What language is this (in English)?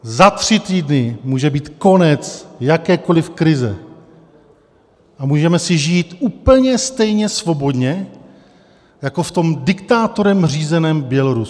Czech